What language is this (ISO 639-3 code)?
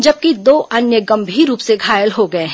hin